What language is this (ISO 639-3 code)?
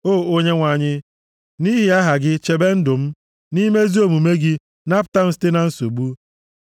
ibo